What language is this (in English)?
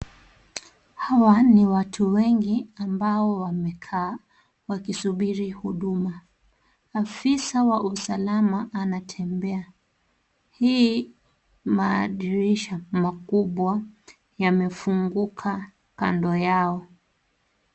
Swahili